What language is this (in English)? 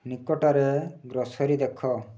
Odia